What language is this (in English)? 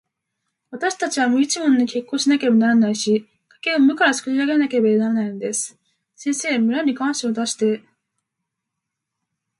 Japanese